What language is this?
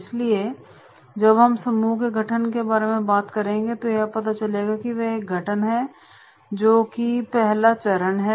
Hindi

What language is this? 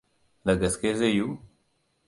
Hausa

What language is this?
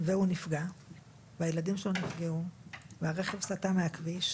Hebrew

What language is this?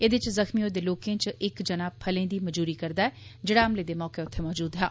Dogri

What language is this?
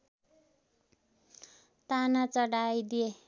Nepali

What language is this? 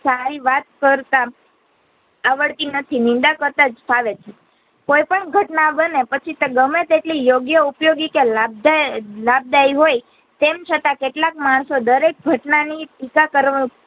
Gujarati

